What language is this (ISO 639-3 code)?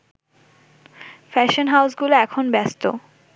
ben